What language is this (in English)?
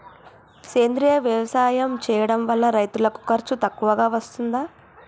Telugu